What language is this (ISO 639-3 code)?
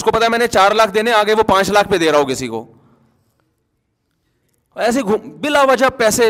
urd